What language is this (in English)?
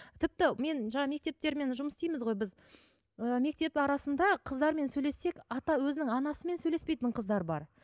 Kazakh